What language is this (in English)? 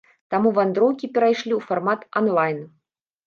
Belarusian